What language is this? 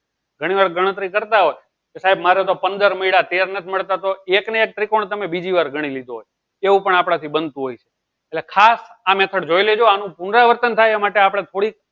Gujarati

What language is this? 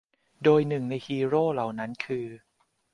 Thai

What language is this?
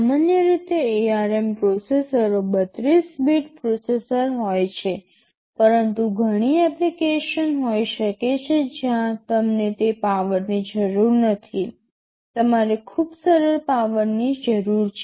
Gujarati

